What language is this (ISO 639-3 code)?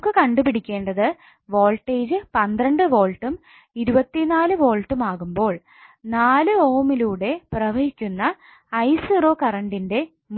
mal